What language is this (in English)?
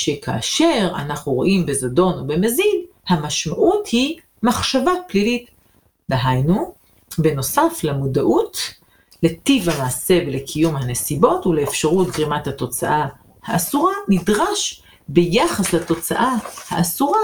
Hebrew